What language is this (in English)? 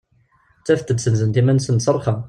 Kabyle